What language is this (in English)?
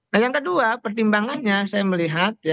Indonesian